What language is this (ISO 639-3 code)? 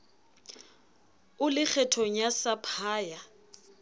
sot